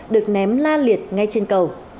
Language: Vietnamese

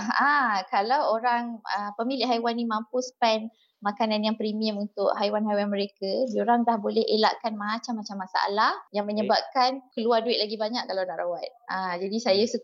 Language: Malay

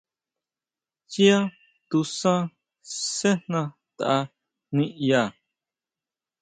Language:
Huautla Mazatec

